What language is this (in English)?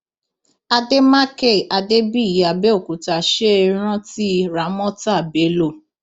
Yoruba